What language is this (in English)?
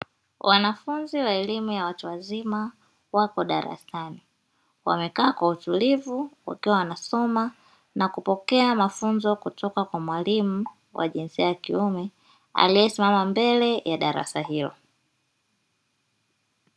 Swahili